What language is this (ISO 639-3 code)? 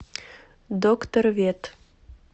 rus